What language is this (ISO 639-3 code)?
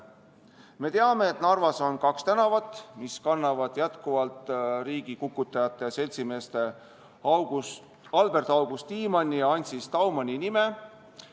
est